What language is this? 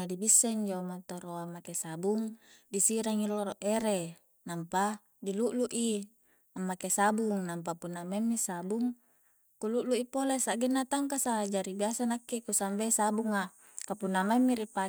Coastal Konjo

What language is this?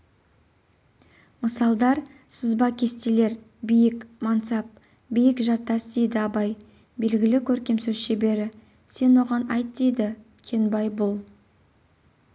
Kazakh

